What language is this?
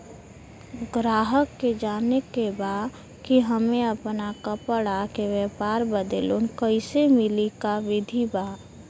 Bhojpuri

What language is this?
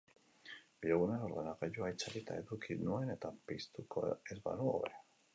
Basque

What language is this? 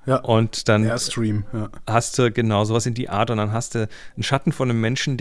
German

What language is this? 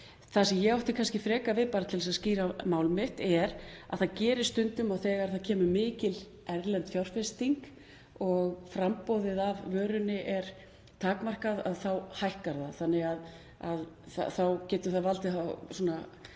Icelandic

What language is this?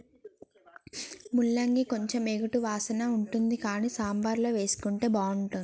Telugu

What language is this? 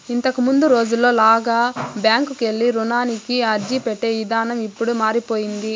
Telugu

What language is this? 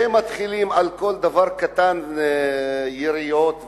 Hebrew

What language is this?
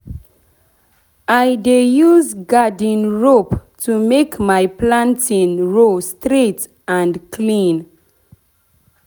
Nigerian Pidgin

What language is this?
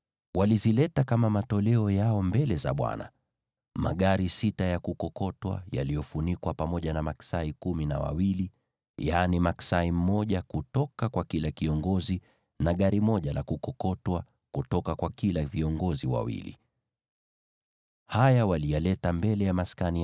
Swahili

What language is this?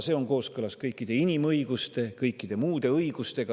Estonian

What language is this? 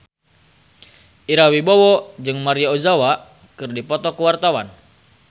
Sundanese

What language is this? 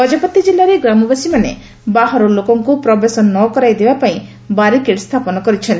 Odia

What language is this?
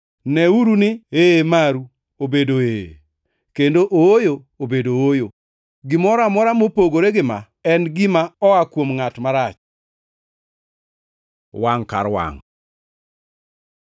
Luo (Kenya and Tanzania)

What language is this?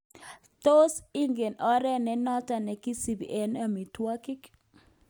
Kalenjin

